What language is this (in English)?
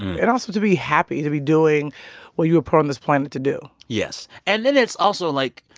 English